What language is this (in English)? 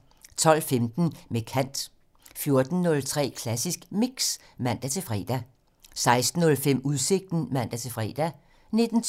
Danish